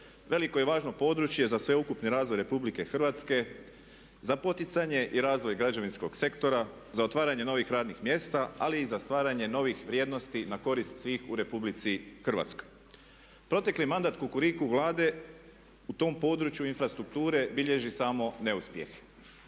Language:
Croatian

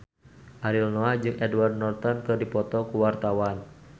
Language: Sundanese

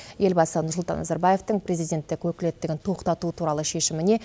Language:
Kazakh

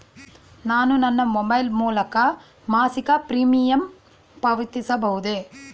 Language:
Kannada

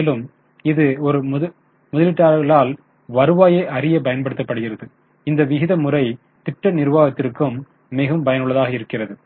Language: Tamil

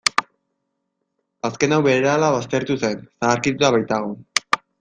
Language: Basque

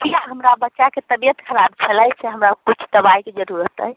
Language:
Maithili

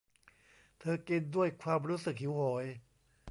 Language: Thai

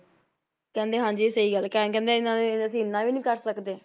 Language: Punjabi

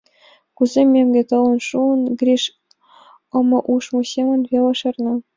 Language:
Mari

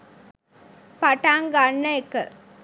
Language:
Sinhala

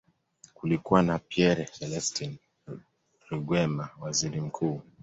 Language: Swahili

